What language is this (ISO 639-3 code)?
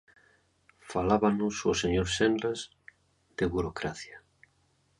glg